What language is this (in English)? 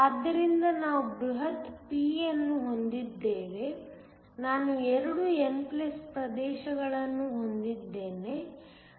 Kannada